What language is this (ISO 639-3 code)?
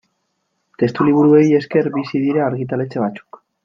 eus